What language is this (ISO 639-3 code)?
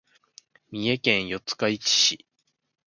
jpn